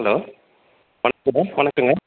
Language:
Tamil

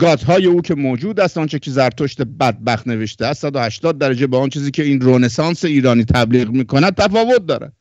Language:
Persian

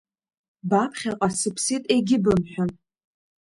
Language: Abkhazian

